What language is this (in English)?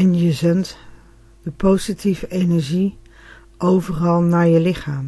Dutch